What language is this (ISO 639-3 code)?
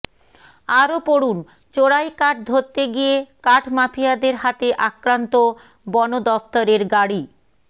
ben